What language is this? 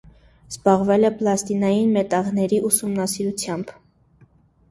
Armenian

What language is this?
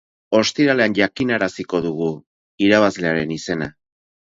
Basque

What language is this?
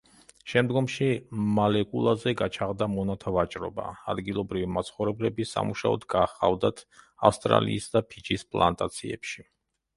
Georgian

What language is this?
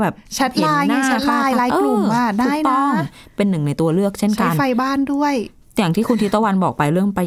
Thai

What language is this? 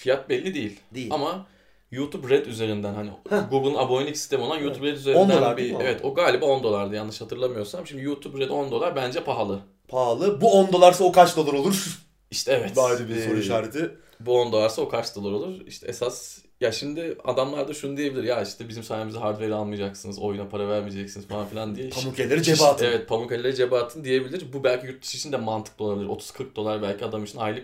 Turkish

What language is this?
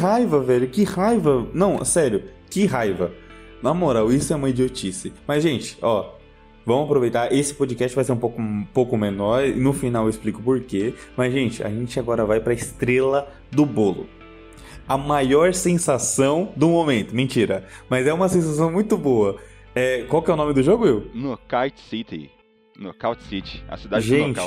Portuguese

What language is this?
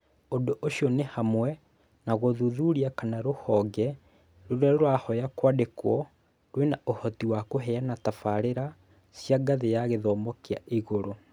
Kikuyu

